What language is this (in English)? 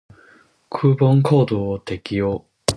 Japanese